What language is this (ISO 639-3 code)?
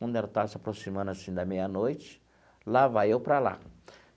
por